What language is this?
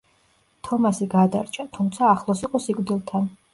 Georgian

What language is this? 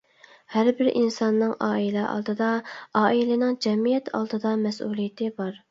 Uyghur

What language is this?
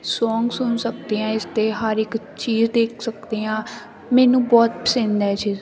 Punjabi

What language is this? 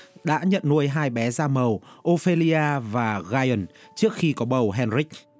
Vietnamese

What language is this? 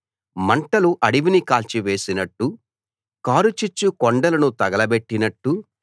Telugu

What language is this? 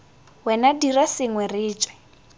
Tswana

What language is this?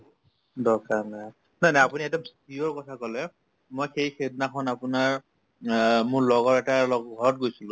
Assamese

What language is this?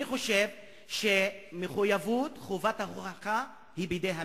Hebrew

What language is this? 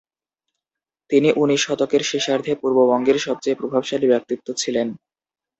Bangla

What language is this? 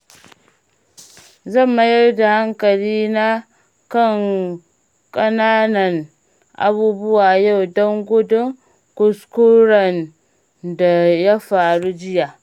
Hausa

